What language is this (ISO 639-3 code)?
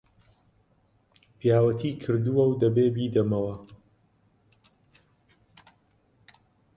ckb